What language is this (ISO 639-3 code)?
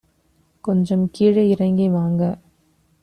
tam